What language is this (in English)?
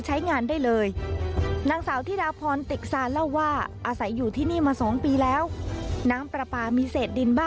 Thai